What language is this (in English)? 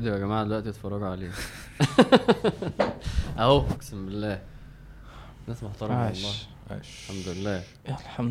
Arabic